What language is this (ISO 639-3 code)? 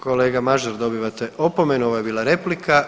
hrv